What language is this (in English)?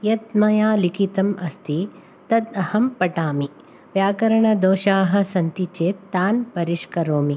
Sanskrit